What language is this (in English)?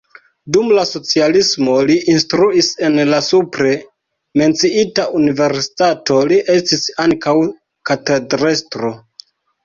Esperanto